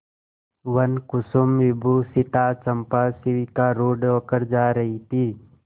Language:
Hindi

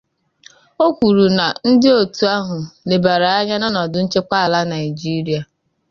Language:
Igbo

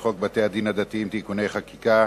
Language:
Hebrew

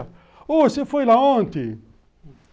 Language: Portuguese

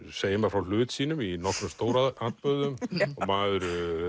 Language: Icelandic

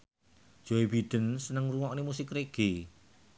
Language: Javanese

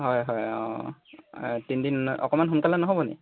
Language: Assamese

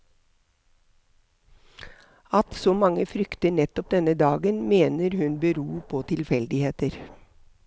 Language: Norwegian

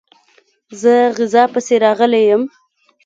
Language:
Pashto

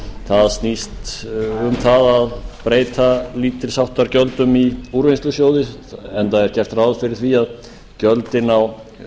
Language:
Icelandic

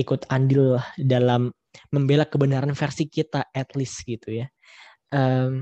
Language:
Indonesian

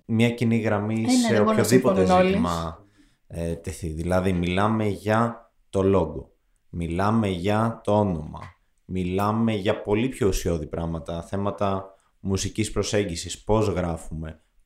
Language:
Greek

